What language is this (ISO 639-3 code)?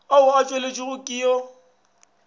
nso